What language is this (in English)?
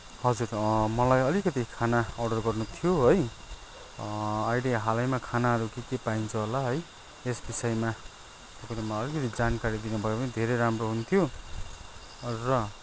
Nepali